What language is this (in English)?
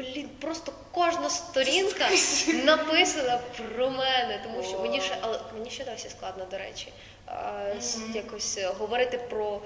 Ukrainian